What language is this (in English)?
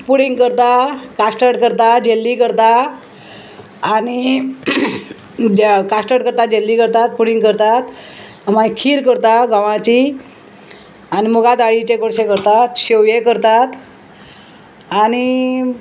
Konkani